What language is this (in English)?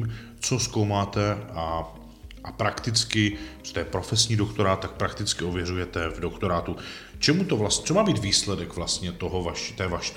Czech